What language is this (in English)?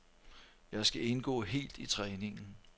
Danish